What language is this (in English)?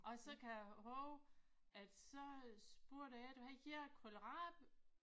Danish